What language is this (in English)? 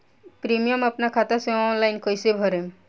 Bhojpuri